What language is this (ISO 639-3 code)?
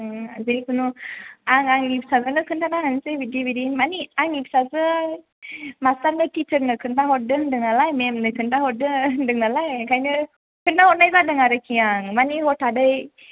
brx